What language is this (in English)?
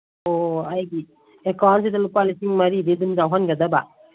Manipuri